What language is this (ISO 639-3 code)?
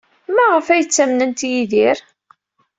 kab